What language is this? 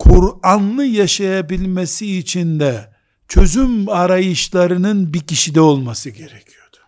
Turkish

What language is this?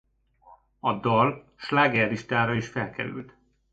Hungarian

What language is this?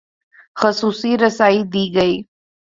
Urdu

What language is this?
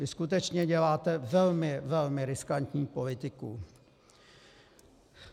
Czech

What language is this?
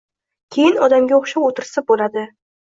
Uzbek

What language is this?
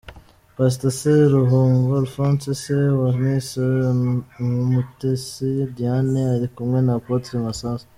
Kinyarwanda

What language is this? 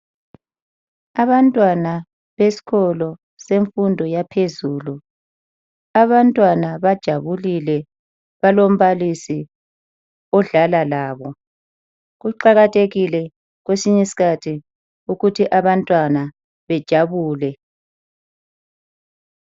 North Ndebele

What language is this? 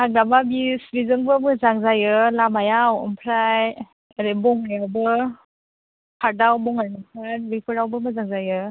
Bodo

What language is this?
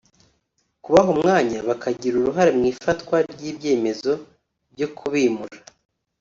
Kinyarwanda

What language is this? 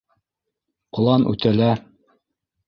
Bashkir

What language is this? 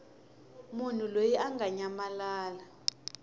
Tsonga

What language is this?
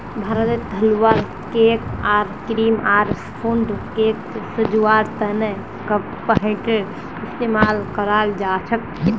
Magahi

